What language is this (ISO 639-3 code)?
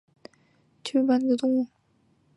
zho